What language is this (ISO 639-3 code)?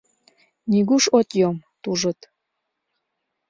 chm